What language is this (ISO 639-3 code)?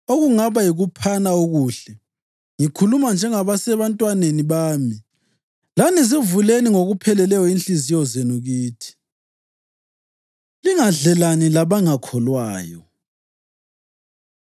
nde